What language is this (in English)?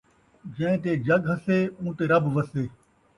Saraiki